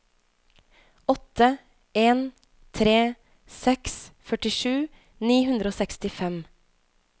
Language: Norwegian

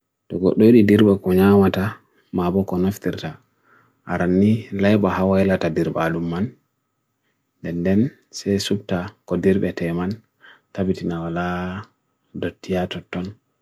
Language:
Bagirmi Fulfulde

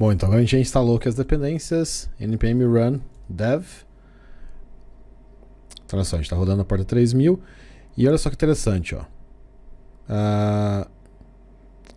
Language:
Portuguese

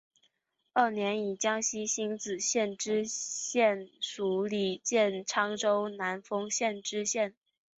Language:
Chinese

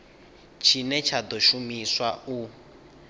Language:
Venda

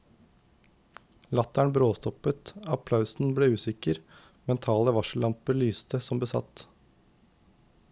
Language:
Norwegian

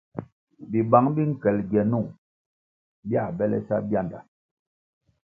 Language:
Kwasio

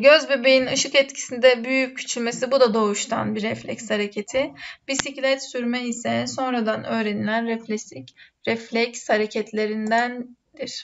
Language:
Turkish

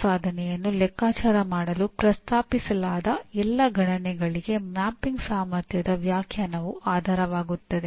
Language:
Kannada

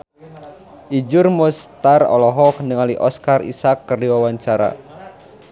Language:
Sundanese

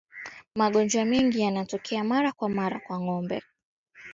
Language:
Swahili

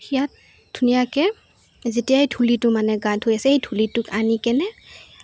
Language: Assamese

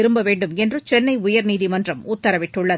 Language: Tamil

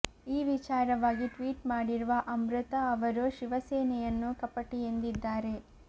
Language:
Kannada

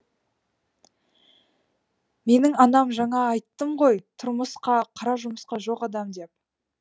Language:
Kazakh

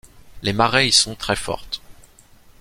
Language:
French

